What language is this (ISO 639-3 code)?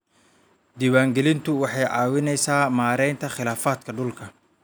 som